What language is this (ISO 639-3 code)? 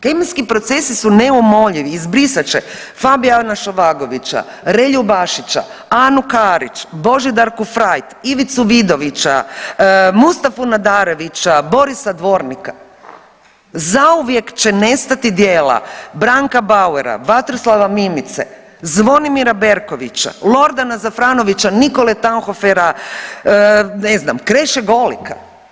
hrv